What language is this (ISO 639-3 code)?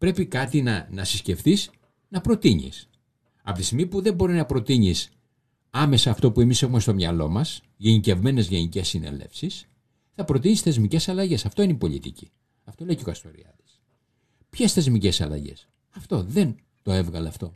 ell